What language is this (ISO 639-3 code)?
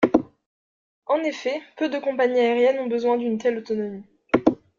fra